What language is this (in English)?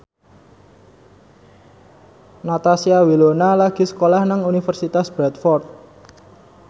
Javanese